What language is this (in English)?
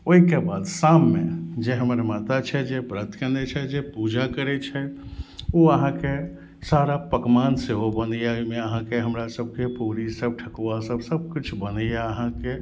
Maithili